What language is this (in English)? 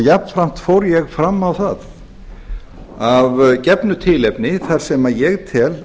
Icelandic